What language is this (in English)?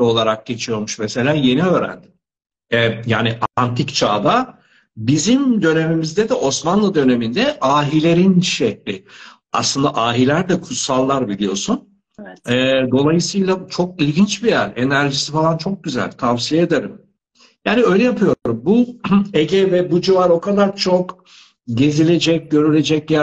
Turkish